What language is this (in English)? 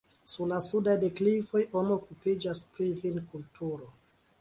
Esperanto